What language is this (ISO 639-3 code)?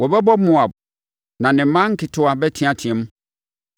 aka